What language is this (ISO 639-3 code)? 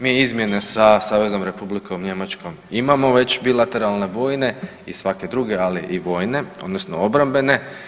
hrv